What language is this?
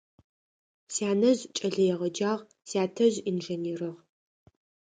Adyghe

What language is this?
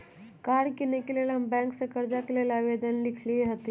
Magahi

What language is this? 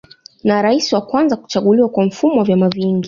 Swahili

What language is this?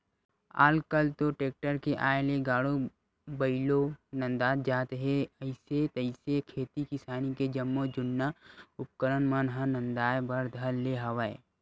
Chhattisgarhi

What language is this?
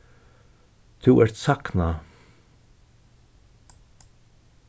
Faroese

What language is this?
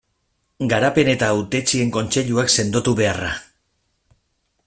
Basque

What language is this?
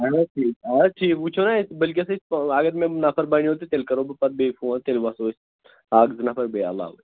Kashmiri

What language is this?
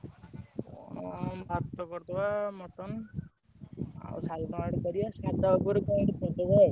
Odia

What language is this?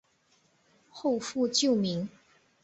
Chinese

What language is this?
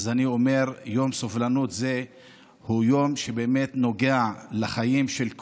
Hebrew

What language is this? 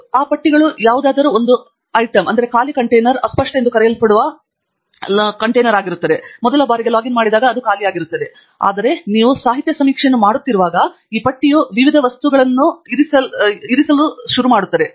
Kannada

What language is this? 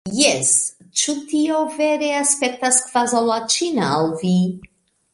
Esperanto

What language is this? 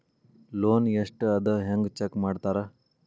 Kannada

